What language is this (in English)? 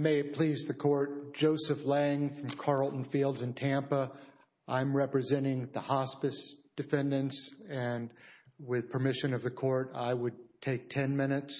English